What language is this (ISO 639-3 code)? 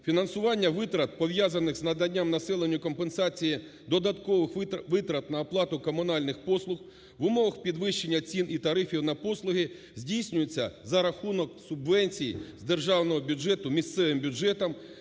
ukr